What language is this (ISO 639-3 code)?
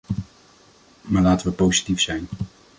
nld